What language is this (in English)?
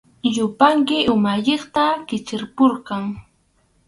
Arequipa-La Unión Quechua